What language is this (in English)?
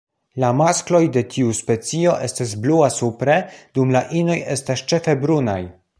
Esperanto